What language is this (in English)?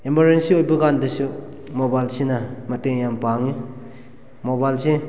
Manipuri